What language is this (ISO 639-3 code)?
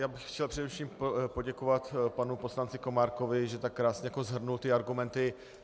ces